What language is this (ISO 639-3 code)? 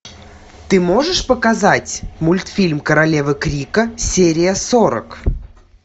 rus